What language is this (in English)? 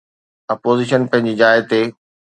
Sindhi